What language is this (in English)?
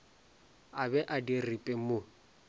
Northern Sotho